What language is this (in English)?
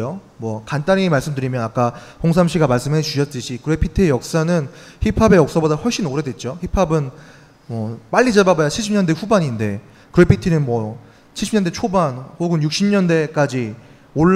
Korean